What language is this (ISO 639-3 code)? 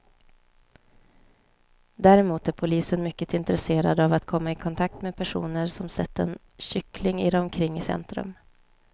swe